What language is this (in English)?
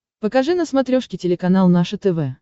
Russian